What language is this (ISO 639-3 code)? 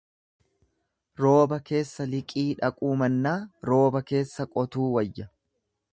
orm